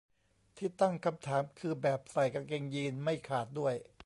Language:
Thai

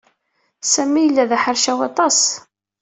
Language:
Kabyle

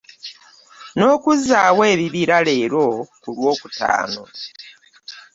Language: Ganda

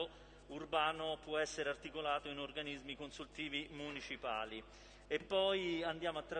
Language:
Italian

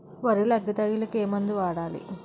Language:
Telugu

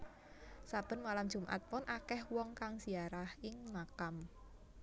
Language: Javanese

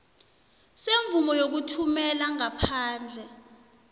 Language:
South Ndebele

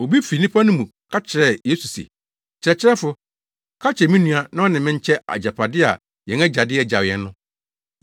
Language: Akan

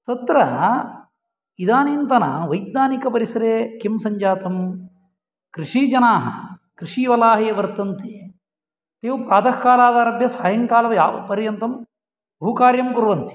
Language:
Sanskrit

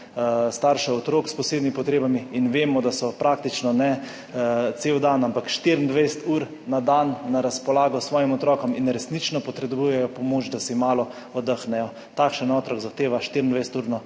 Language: Slovenian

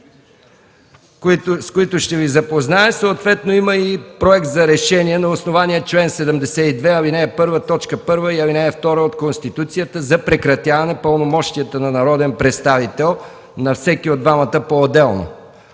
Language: Bulgarian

